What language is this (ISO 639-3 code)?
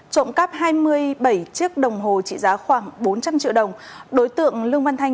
vie